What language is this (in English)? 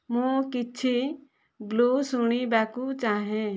Odia